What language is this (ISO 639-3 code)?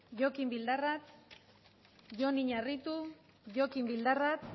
eus